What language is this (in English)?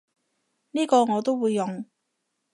Cantonese